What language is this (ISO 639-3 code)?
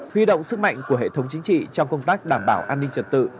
vie